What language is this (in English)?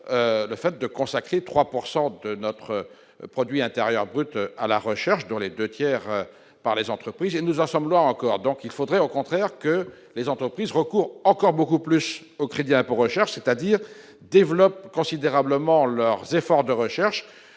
French